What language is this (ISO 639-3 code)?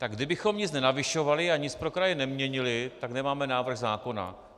ces